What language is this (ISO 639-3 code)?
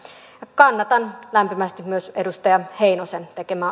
fin